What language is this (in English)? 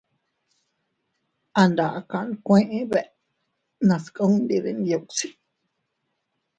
Teutila Cuicatec